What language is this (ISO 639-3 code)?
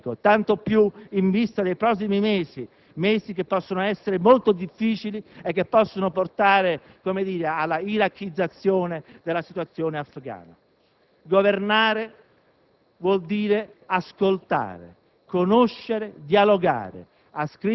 ita